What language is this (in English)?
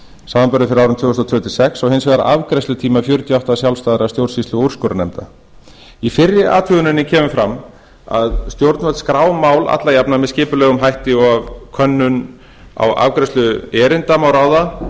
Icelandic